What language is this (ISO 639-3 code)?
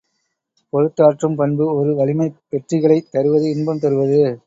tam